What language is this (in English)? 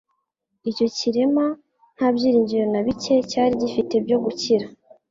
Kinyarwanda